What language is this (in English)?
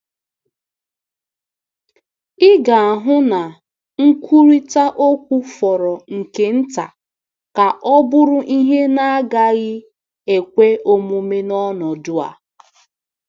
Igbo